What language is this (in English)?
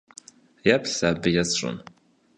Kabardian